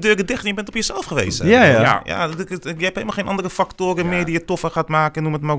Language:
Dutch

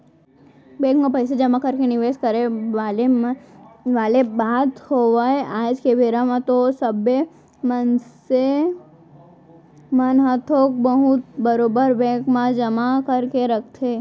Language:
Chhattisgarhi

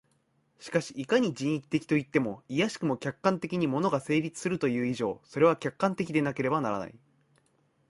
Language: Japanese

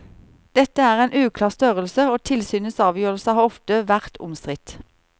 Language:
Norwegian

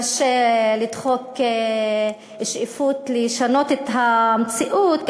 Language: Hebrew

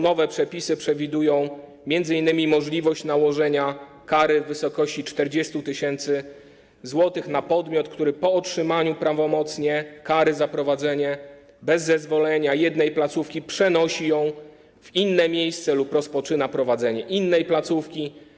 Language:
Polish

